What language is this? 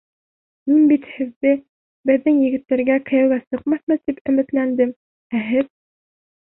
Bashkir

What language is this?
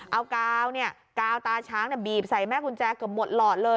Thai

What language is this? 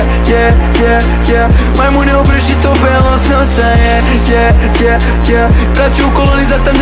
Bosnian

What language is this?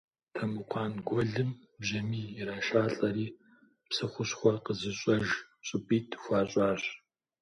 Kabardian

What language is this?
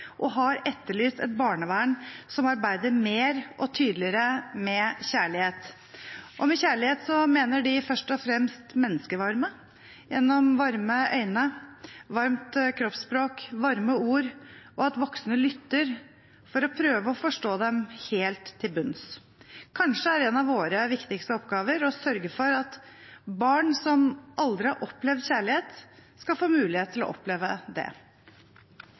Norwegian Bokmål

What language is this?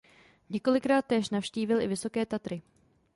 Czech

